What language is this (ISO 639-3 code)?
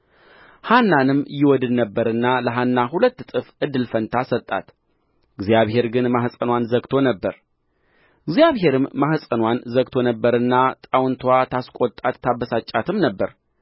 amh